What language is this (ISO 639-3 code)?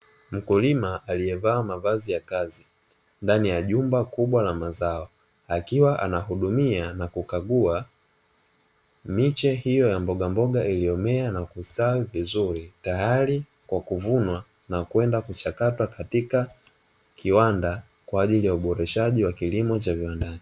swa